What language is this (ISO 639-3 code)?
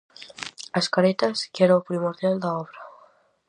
glg